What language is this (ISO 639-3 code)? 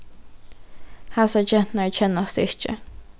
fao